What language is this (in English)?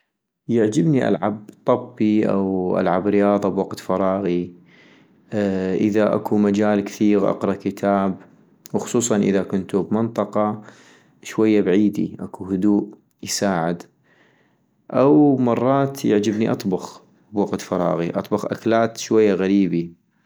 North Mesopotamian Arabic